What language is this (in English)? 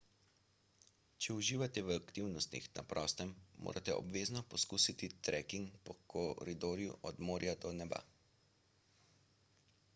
Slovenian